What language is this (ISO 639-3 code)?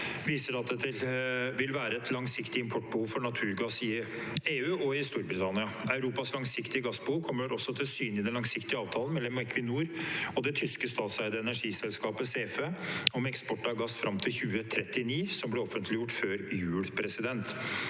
nor